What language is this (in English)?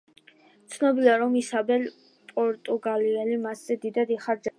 Georgian